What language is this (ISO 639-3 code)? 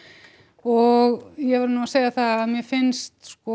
isl